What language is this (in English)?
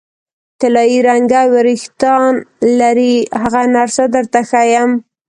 Pashto